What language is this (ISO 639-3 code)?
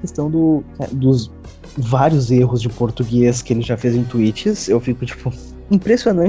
por